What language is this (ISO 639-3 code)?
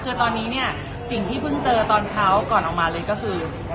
tha